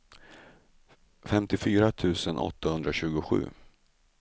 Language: Swedish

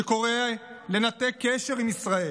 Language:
Hebrew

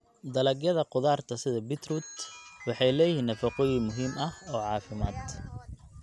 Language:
Somali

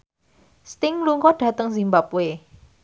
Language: Javanese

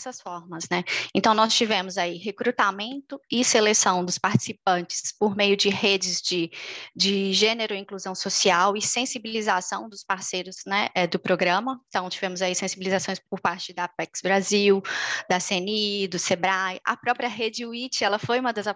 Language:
Portuguese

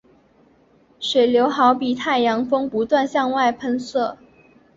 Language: Chinese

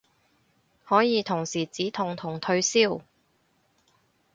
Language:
Cantonese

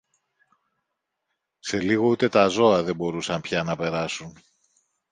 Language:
Greek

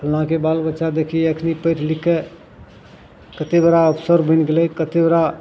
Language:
Maithili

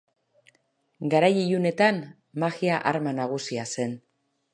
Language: Basque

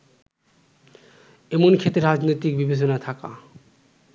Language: Bangla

